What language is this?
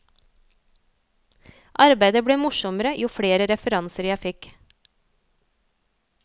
Norwegian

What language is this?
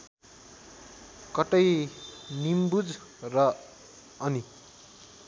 Nepali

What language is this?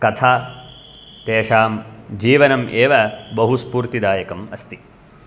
Sanskrit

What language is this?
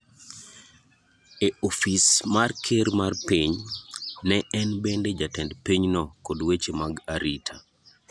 Luo (Kenya and Tanzania)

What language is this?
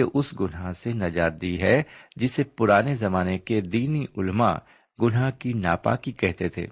Urdu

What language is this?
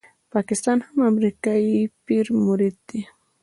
Pashto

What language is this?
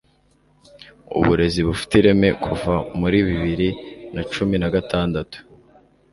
Kinyarwanda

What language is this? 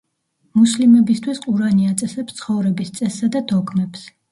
Georgian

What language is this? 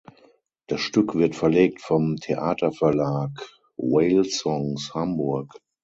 German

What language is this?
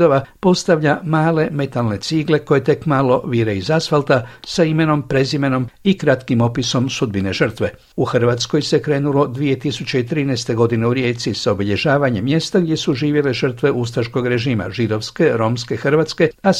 Croatian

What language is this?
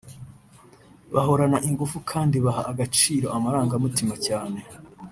Kinyarwanda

